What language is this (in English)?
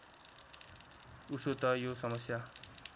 Nepali